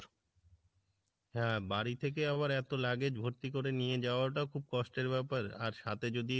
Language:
Bangla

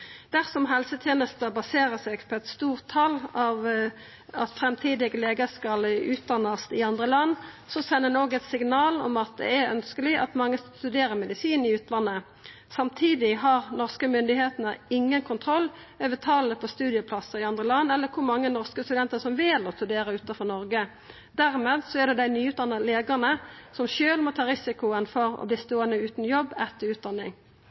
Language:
Norwegian Nynorsk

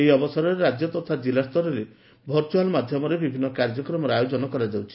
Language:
Odia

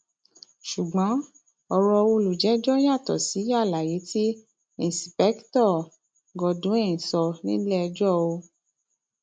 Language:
Yoruba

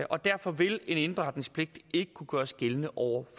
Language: Danish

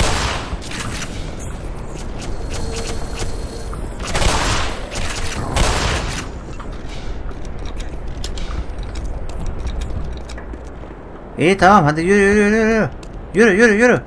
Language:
Turkish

